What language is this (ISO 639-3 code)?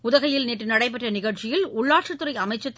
tam